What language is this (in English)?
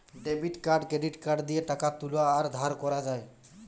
Bangla